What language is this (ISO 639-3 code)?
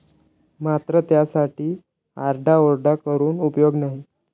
mar